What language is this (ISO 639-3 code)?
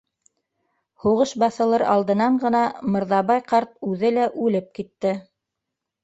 bak